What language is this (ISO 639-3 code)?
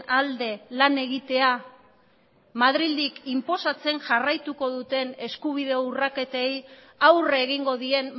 eus